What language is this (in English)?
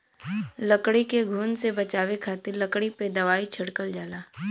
Bhojpuri